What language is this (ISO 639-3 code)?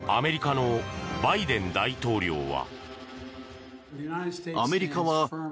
jpn